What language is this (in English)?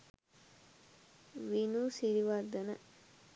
Sinhala